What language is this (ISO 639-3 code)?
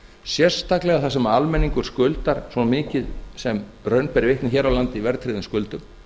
isl